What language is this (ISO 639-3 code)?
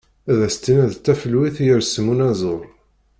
kab